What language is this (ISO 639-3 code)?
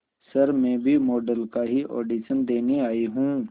hin